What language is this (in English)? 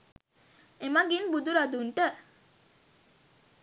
Sinhala